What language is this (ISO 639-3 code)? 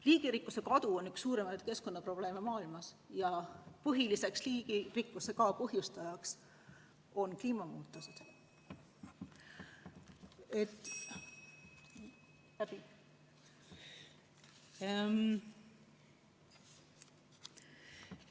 est